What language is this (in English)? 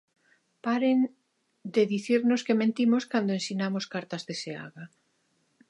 Galician